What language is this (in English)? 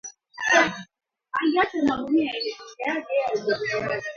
Swahili